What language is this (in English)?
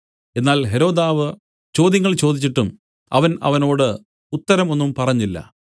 Malayalam